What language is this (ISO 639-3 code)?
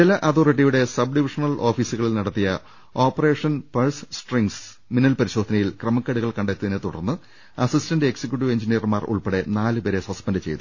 mal